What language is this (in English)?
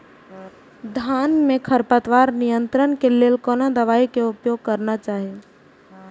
Maithili